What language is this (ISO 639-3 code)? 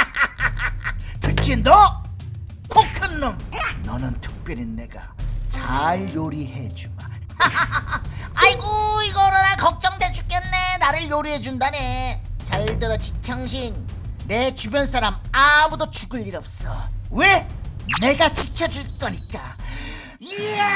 kor